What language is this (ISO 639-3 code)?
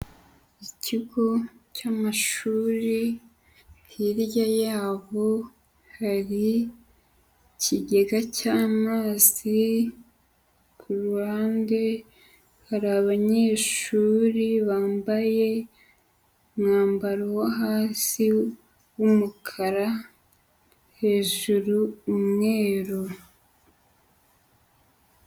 kin